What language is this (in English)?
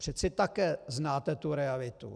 Czech